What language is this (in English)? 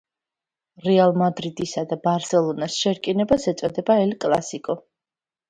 Georgian